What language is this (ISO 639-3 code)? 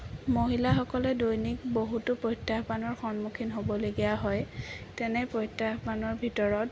asm